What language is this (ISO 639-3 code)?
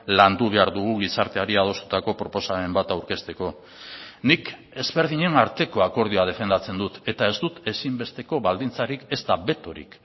eus